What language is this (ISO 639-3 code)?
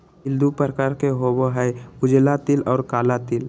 mag